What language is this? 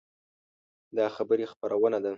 Pashto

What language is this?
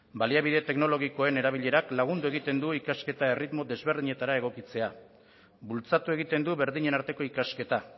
Basque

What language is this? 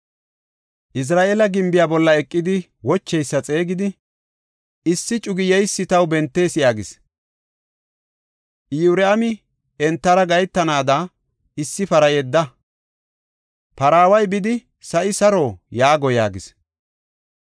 Gofa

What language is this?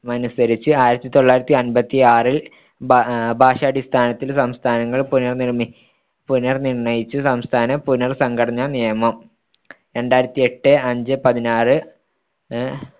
Malayalam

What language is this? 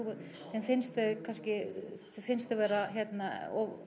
Icelandic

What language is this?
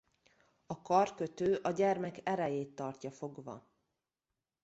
Hungarian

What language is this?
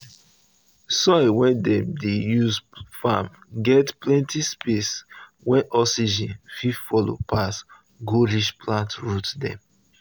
Nigerian Pidgin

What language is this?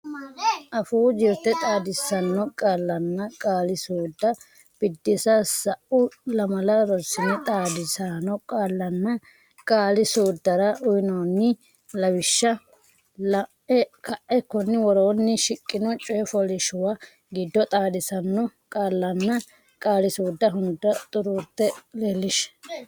Sidamo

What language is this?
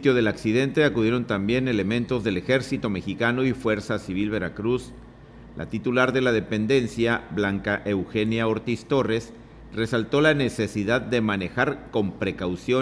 Spanish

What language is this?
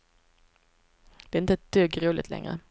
Swedish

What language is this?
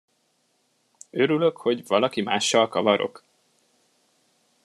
Hungarian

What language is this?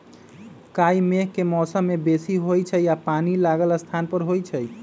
Magahi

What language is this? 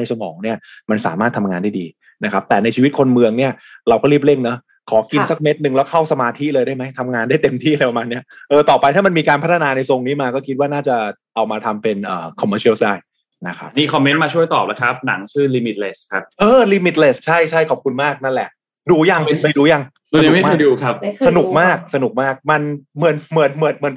Thai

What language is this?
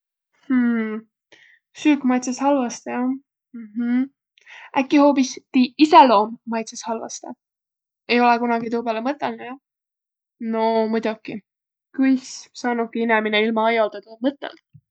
Võro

